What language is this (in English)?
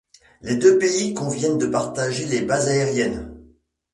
French